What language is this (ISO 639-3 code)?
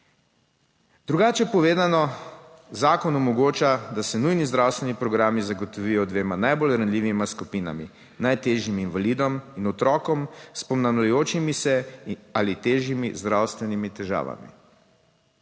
slv